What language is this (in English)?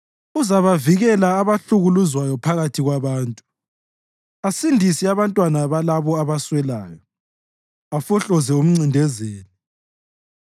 North Ndebele